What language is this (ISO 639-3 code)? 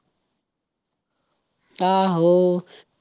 pan